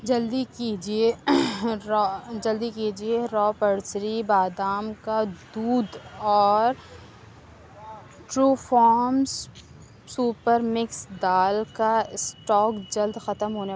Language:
Urdu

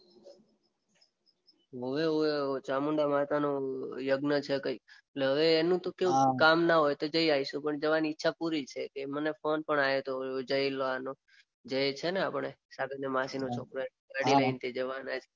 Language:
Gujarati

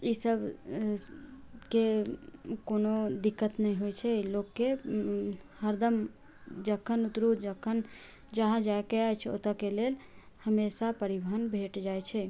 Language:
Maithili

